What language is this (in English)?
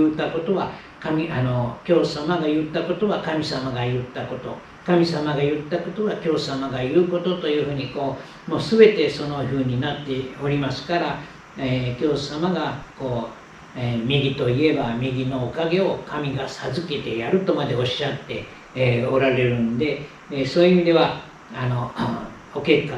Japanese